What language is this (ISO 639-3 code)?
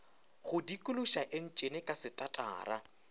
nso